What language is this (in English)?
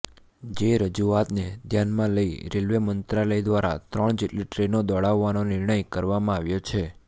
Gujarati